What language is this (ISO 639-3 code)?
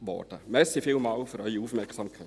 gsw